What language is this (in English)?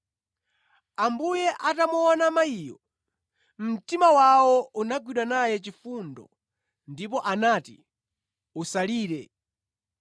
Nyanja